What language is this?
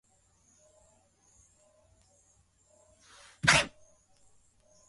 Swahili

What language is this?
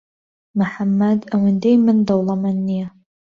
Central Kurdish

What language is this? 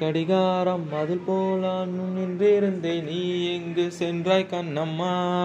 Tamil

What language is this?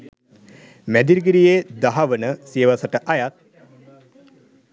Sinhala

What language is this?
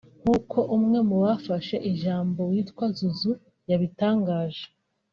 Kinyarwanda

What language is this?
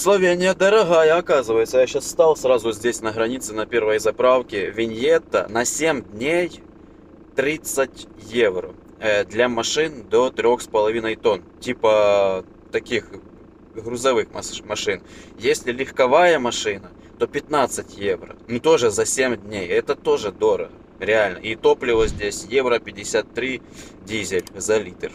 Russian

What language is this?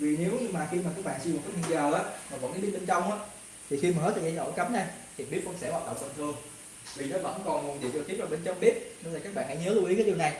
Vietnamese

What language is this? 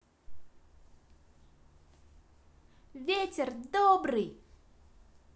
Russian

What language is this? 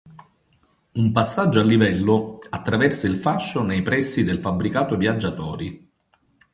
Italian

